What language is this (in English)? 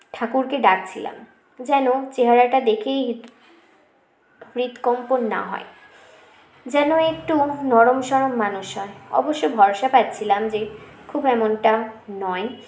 Bangla